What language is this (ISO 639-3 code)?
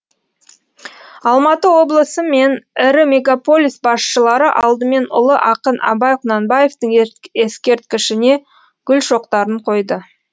kaz